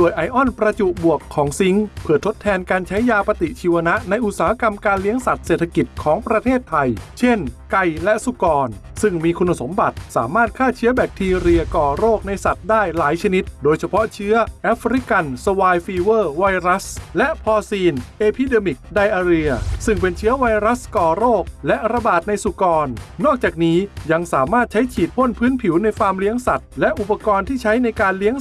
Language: Thai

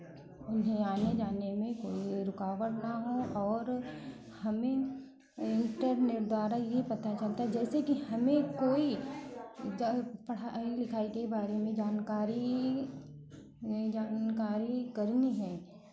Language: Hindi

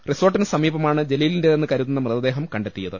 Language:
Malayalam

